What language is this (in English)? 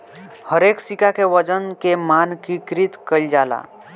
Bhojpuri